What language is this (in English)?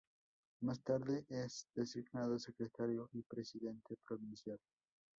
Spanish